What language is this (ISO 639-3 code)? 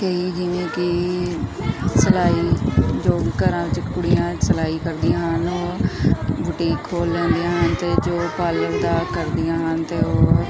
pan